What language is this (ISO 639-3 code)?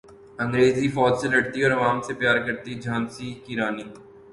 urd